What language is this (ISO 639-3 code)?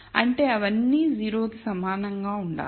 tel